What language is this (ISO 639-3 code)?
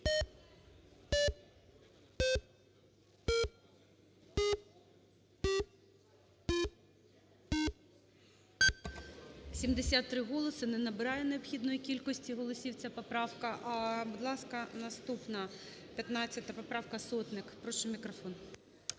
ukr